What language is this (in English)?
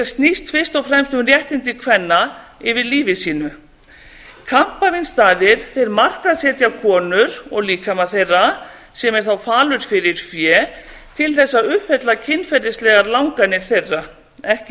Icelandic